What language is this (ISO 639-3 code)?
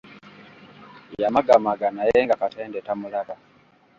lug